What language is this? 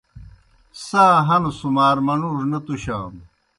Kohistani Shina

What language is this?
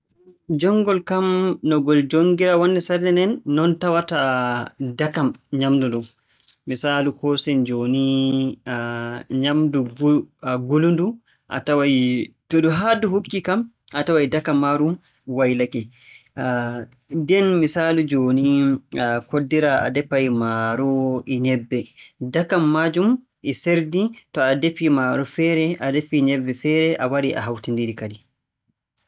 Borgu Fulfulde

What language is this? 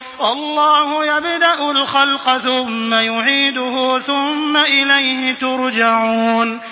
Arabic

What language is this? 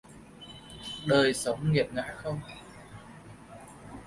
Vietnamese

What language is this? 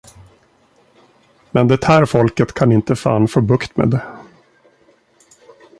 Swedish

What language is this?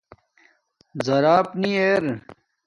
Domaaki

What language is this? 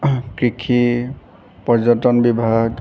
Assamese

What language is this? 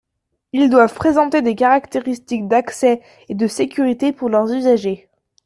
French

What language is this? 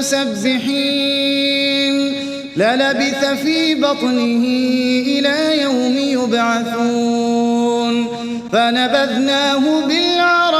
Arabic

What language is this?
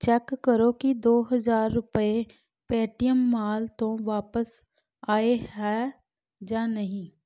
Punjabi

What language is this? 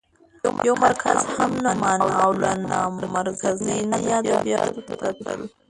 Pashto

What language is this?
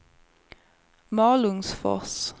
Swedish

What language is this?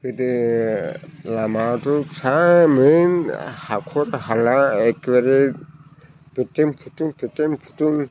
Bodo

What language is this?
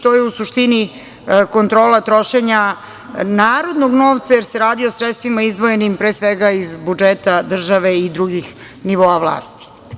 Serbian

